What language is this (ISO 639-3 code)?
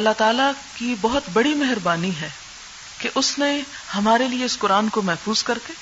urd